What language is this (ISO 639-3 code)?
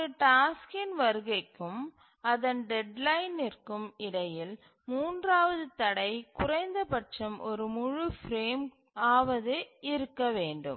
tam